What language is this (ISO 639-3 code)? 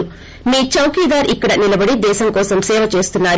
tel